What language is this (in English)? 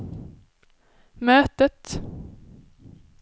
Swedish